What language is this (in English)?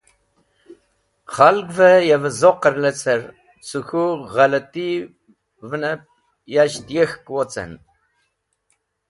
Wakhi